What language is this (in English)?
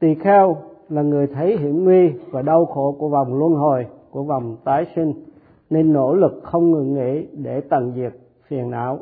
Vietnamese